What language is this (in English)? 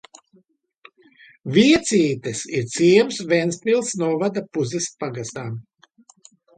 Latvian